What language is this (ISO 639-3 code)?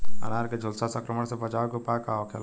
bho